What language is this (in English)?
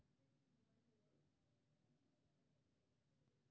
Maithili